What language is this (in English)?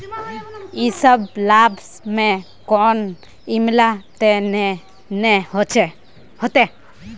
Magahi